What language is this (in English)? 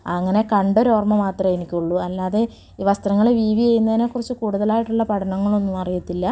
Malayalam